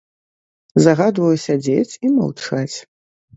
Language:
Belarusian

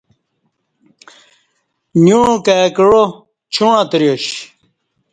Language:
Kati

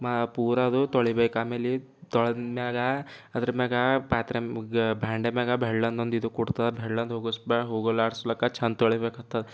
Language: Kannada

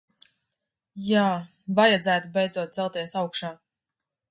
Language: Latvian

